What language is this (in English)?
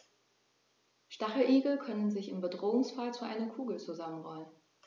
German